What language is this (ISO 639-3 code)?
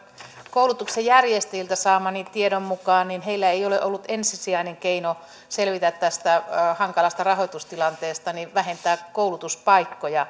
fin